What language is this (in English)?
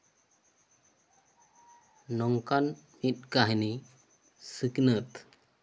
Santali